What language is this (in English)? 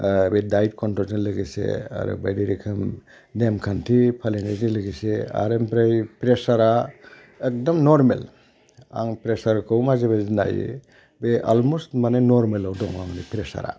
Bodo